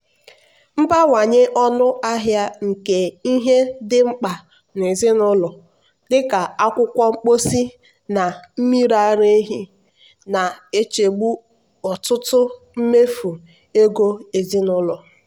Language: Igbo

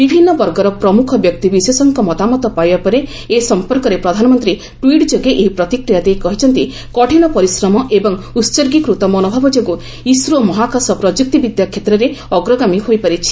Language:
Odia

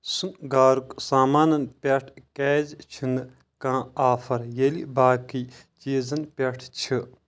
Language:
Kashmiri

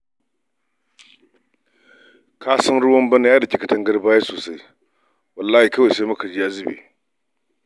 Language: Hausa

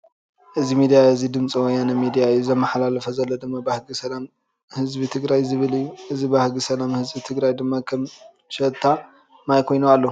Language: Tigrinya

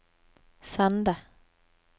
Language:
Norwegian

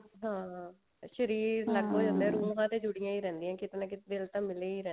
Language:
Punjabi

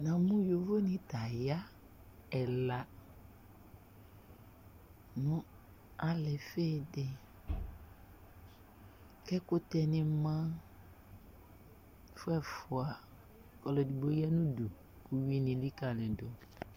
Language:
Ikposo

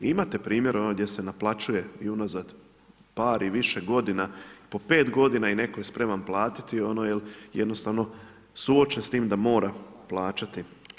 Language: Croatian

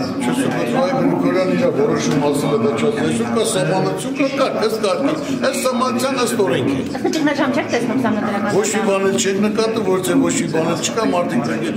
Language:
Romanian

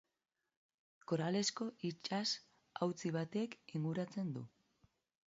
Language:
Basque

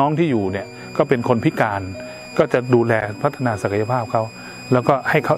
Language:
Thai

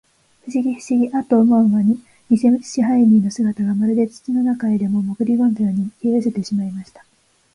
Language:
Japanese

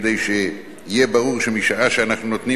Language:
Hebrew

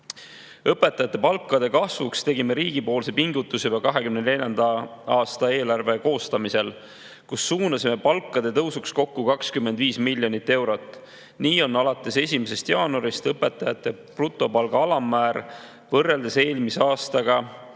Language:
Estonian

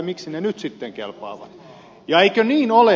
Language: Finnish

